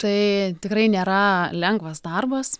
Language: Lithuanian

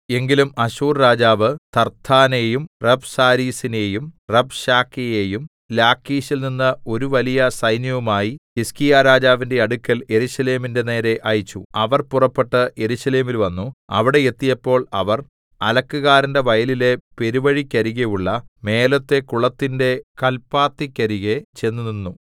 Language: Malayalam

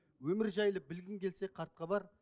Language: Kazakh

